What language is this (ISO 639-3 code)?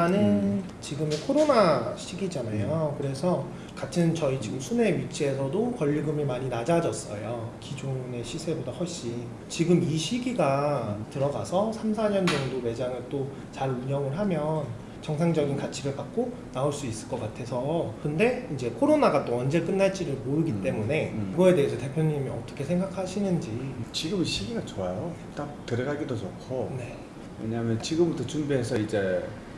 kor